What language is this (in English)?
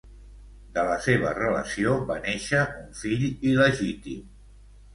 Catalan